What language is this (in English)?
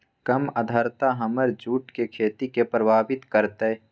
Magahi